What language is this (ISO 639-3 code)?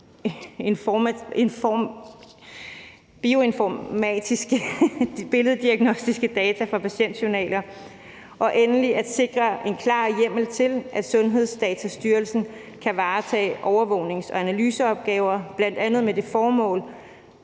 dan